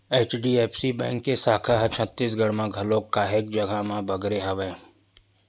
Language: Chhattisgarhi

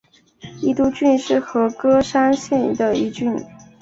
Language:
Chinese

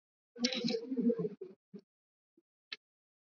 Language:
Swahili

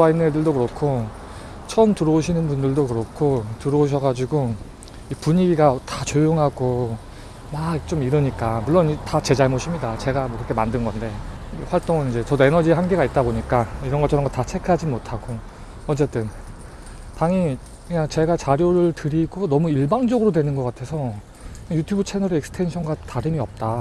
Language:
Korean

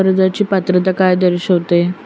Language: Marathi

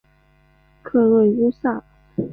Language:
Chinese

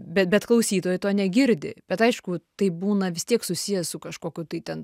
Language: Lithuanian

